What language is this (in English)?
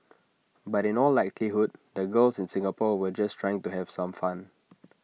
English